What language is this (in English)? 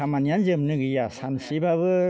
Bodo